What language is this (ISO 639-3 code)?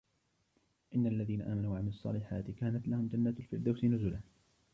ara